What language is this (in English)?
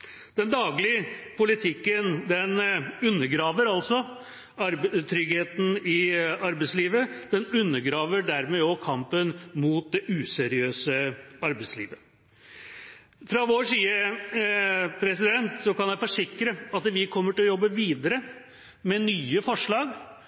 Norwegian Bokmål